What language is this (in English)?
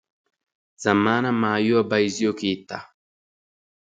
Wolaytta